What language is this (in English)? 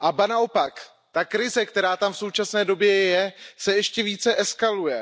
Czech